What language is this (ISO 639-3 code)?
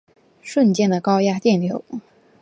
zho